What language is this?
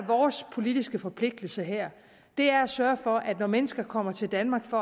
Danish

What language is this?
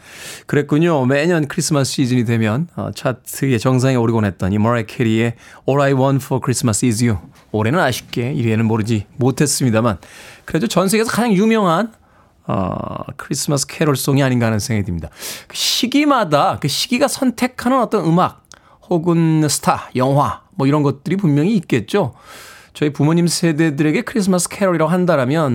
Korean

